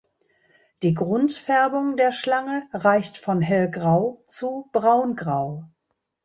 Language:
German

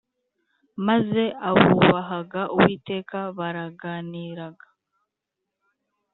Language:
Kinyarwanda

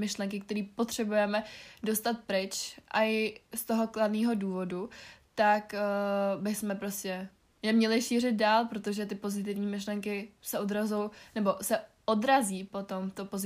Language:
Czech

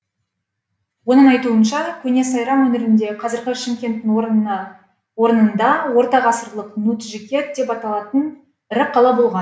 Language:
Kazakh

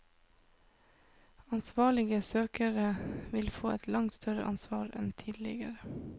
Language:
Norwegian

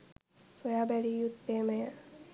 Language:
Sinhala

